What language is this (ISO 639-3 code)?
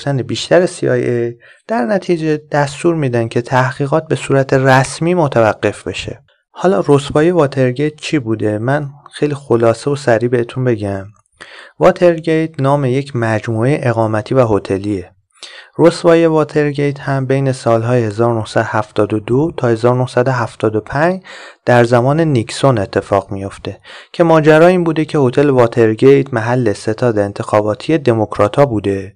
fas